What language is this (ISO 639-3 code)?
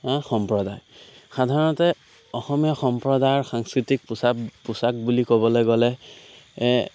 asm